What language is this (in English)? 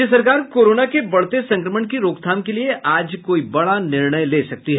Hindi